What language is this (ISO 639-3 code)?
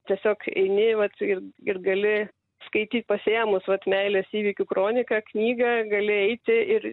lit